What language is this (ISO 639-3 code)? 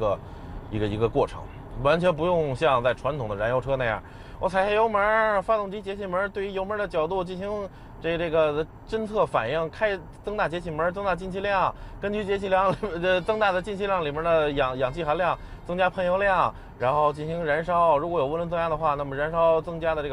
zho